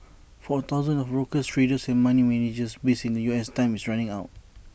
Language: English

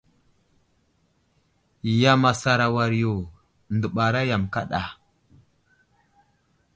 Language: Wuzlam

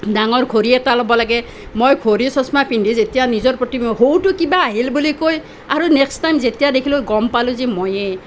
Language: Assamese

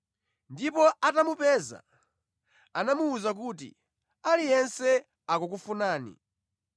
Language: Nyanja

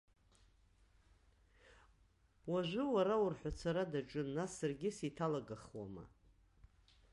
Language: Abkhazian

